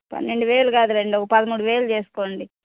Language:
Telugu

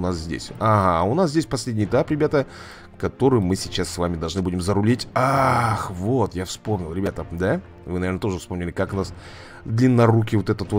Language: Russian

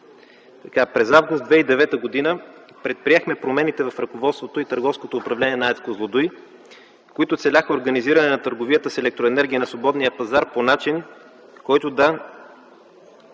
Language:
Bulgarian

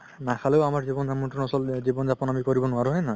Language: Assamese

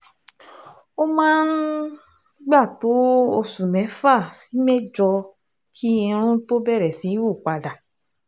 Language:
Yoruba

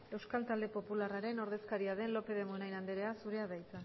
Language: Basque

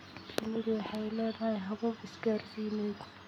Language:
Somali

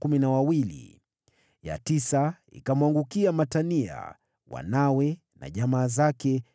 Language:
Swahili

